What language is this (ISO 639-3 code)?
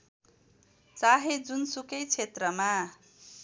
nep